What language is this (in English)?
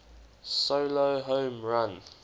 English